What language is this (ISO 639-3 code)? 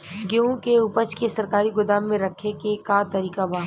bho